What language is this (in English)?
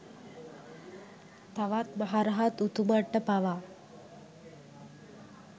Sinhala